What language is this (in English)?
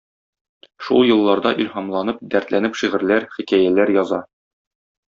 Tatar